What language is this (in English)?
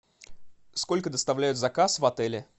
Russian